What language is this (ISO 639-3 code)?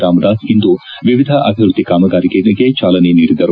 kan